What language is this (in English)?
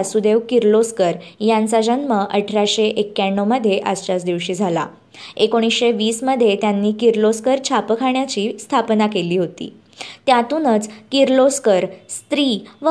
Marathi